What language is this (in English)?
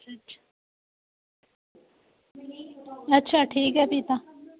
Dogri